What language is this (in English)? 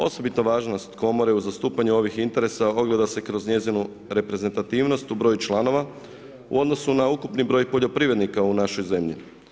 Croatian